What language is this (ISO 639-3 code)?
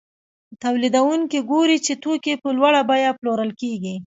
pus